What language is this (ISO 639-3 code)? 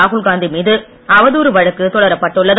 tam